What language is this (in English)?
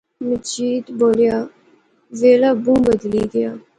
Pahari-Potwari